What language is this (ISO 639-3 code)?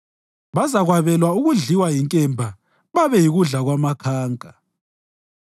nde